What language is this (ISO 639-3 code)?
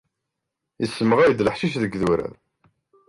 kab